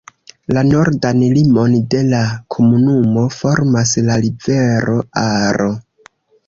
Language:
Esperanto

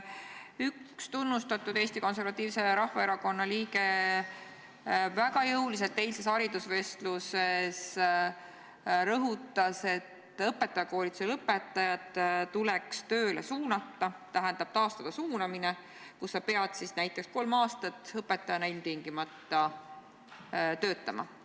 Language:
Estonian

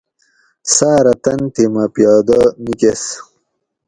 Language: Gawri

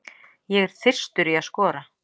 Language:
Icelandic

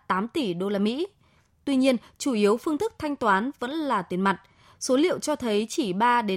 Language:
Vietnamese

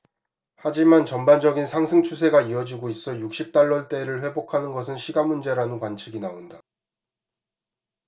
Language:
Korean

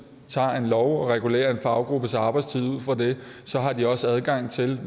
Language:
Danish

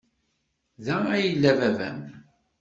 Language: Kabyle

